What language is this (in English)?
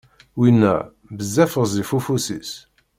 Kabyle